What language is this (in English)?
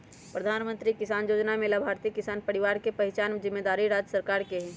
Magahi